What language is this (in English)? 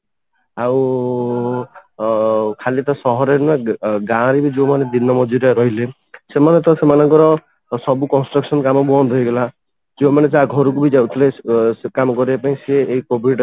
Odia